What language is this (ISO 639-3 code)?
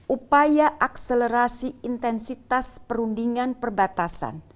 ind